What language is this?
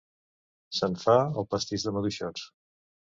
Catalan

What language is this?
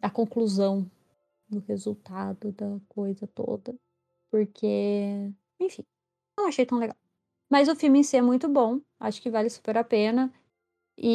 Portuguese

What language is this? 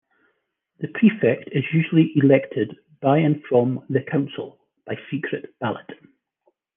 English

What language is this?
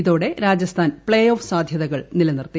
Malayalam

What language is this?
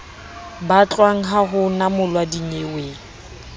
Southern Sotho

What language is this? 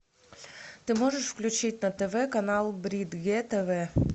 Russian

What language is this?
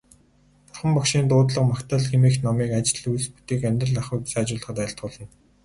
Mongolian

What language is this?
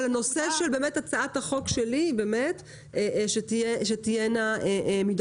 Hebrew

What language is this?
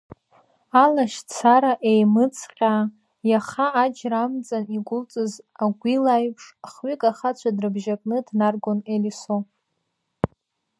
Abkhazian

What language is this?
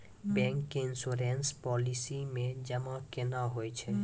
Maithili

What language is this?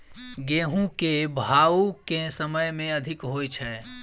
Maithili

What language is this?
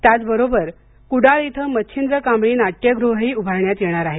Marathi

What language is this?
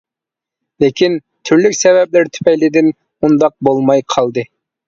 Uyghur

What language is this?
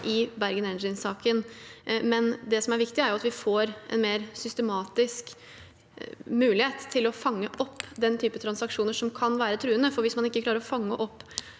Norwegian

